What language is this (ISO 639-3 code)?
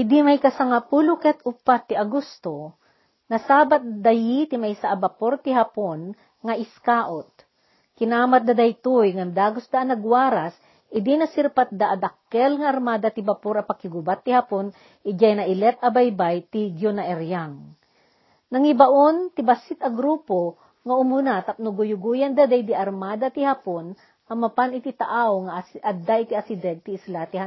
fil